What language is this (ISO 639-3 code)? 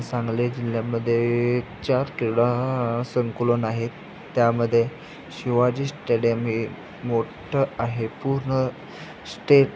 mar